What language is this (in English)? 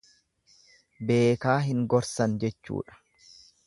Oromo